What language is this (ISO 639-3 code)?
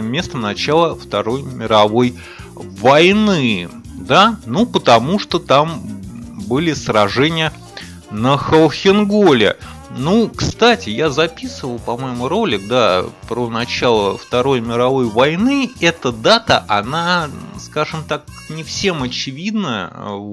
rus